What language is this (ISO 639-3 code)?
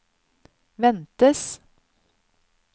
nor